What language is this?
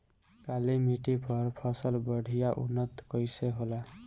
Bhojpuri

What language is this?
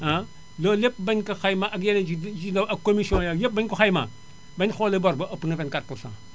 Wolof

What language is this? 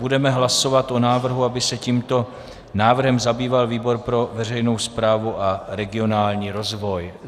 Czech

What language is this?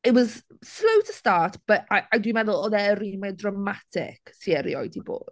Welsh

